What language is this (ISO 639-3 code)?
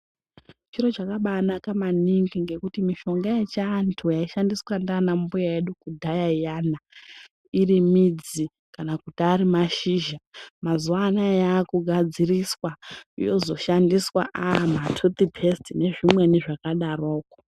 ndc